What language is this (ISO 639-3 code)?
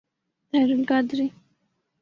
urd